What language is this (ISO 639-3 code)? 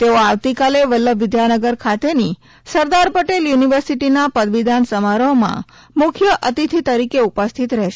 guj